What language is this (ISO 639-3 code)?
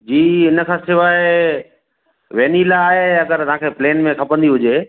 snd